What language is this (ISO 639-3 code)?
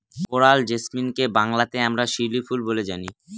ben